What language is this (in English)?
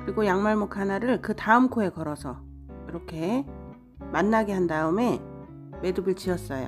Korean